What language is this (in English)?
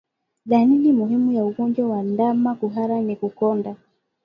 Swahili